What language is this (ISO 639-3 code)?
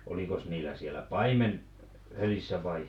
fin